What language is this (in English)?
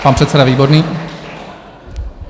Czech